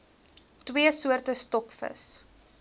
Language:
Afrikaans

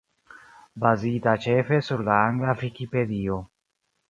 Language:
Esperanto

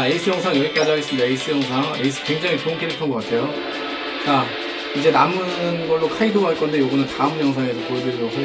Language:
Korean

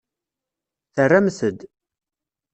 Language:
Kabyle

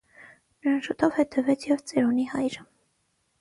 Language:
Armenian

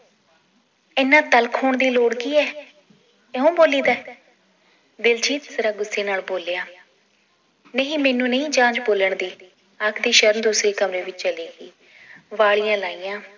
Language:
Punjabi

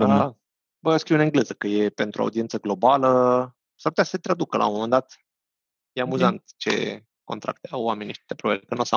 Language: Romanian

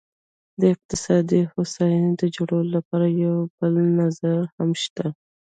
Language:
Pashto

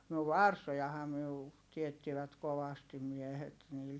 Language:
Finnish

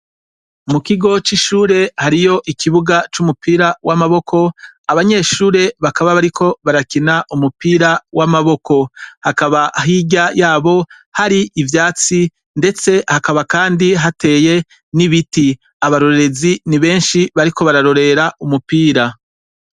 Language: Rundi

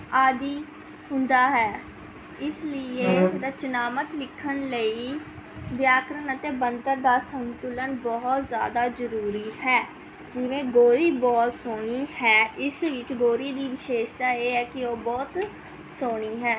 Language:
Punjabi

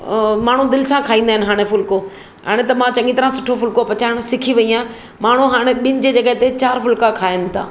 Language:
Sindhi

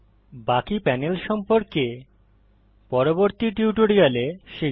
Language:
Bangla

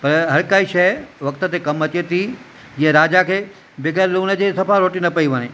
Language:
Sindhi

